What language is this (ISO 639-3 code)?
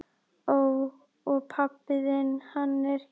isl